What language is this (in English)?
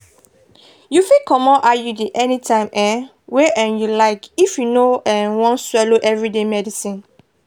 Nigerian Pidgin